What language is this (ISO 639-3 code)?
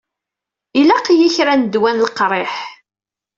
kab